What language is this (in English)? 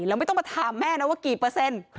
Thai